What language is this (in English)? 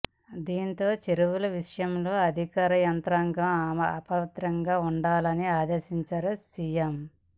Telugu